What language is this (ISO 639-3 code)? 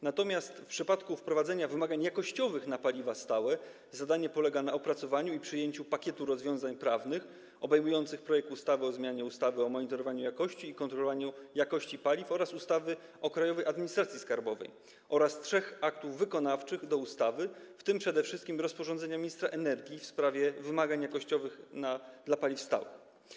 pol